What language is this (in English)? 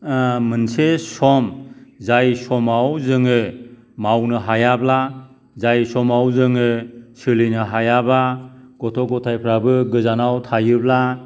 Bodo